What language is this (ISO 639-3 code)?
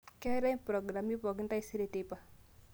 mas